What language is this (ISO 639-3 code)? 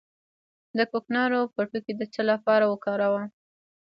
pus